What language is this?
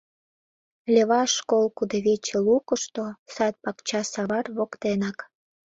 Mari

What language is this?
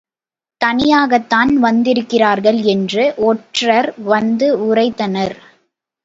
Tamil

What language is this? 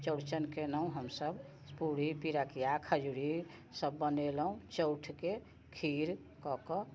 Maithili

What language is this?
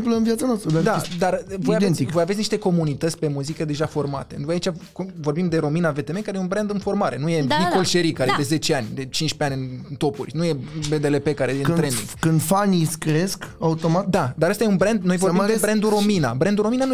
Romanian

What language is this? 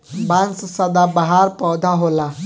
Bhojpuri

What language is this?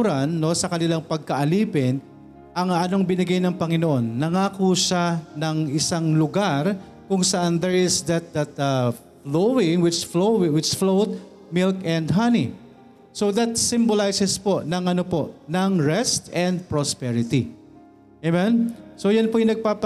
Filipino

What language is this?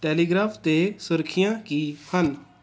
Punjabi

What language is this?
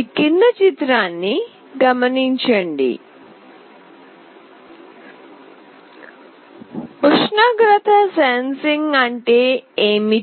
Telugu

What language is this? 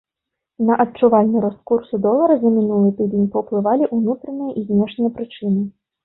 Belarusian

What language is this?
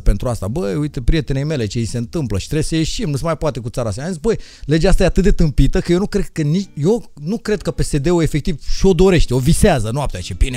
Romanian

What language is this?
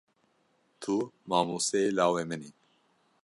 Kurdish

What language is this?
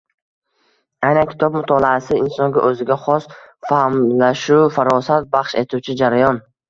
Uzbek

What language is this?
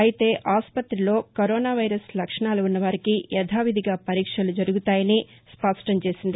Telugu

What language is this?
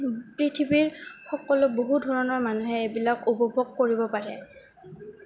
Assamese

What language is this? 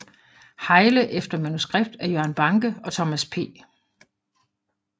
Danish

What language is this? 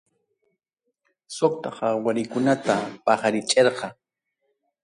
Ayacucho Quechua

